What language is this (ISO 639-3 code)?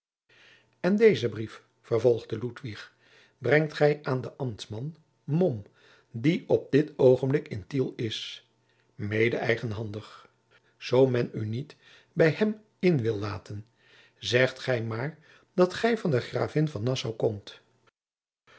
nld